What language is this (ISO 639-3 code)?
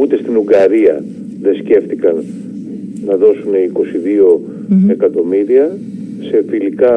ell